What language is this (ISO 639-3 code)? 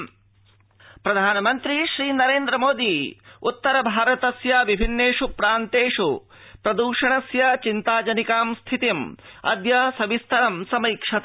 san